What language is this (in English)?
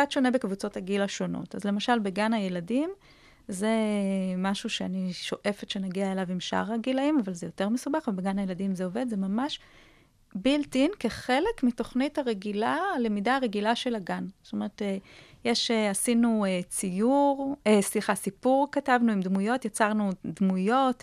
Hebrew